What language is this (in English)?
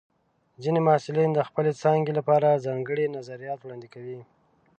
Pashto